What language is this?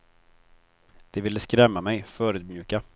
Swedish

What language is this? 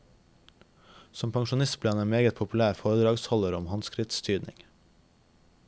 Norwegian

